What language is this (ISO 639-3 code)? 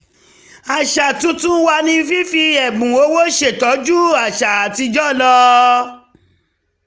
yor